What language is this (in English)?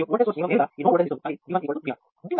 Telugu